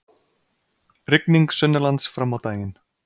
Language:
Icelandic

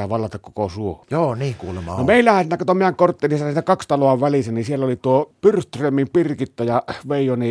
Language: Finnish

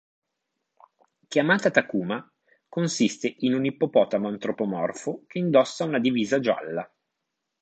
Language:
Italian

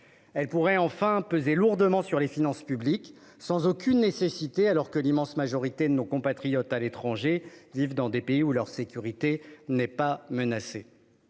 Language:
French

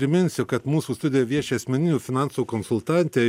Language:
Lithuanian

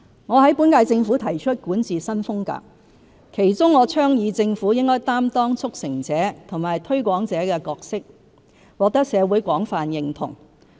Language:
Cantonese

